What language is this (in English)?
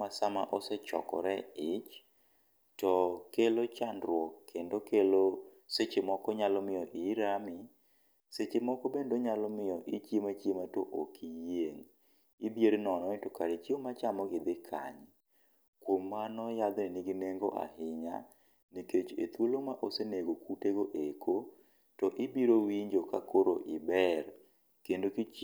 Luo (Kenya and Tanzania)